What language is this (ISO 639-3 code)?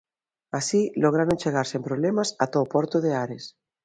glg